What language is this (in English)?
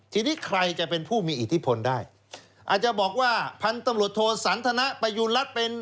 Thai